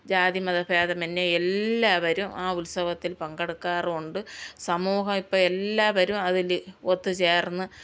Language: Malayalam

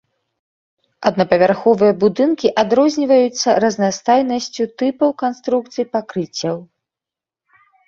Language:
Belarusian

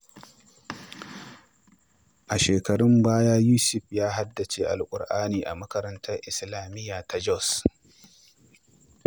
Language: Hausa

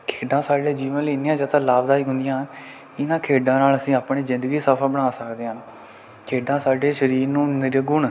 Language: Punjabi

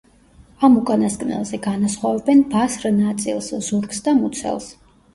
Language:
Georgian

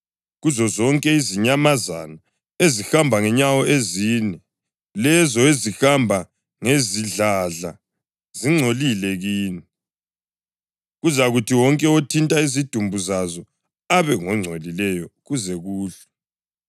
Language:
North Ndebele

